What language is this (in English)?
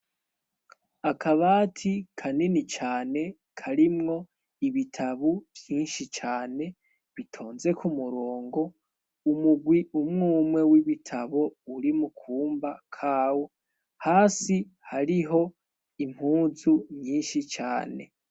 Rundi